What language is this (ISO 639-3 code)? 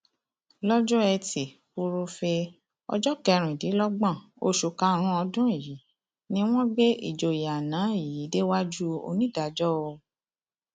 yor